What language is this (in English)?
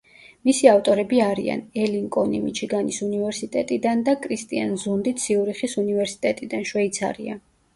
Georgian